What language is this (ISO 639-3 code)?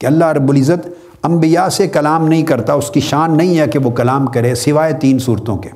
urd